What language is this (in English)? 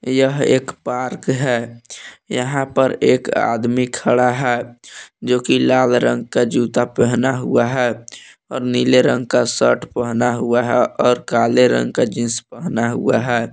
Hindi